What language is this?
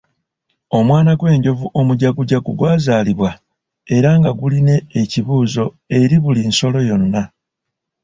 Ganda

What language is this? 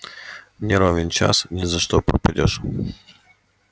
Russian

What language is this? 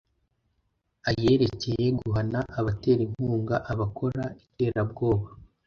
Kinyarwanda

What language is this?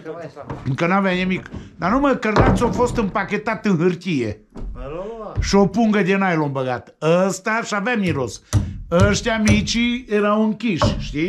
Romanian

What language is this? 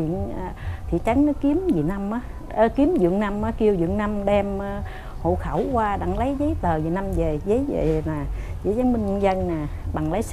Vietnamese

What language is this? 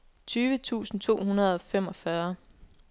Danish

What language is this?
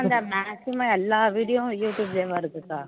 Tamil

